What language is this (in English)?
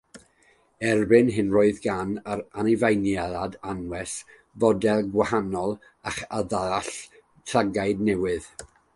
Welsh